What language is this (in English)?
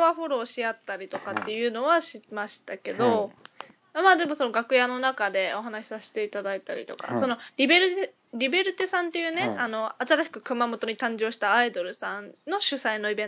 Japanese